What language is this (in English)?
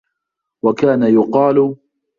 Arabic